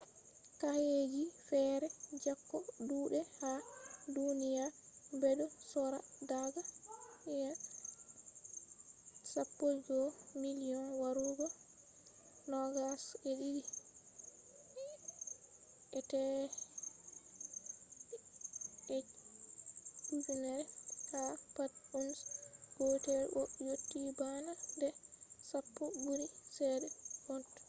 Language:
Fula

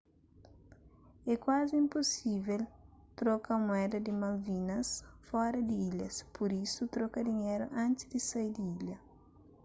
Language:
Kabuverdianu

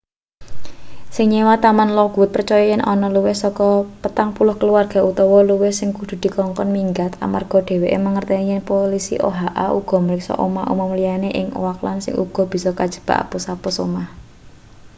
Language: Javanese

